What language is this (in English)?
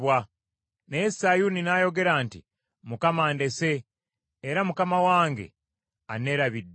Ganda